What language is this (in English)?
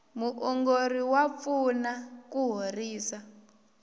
Tsonga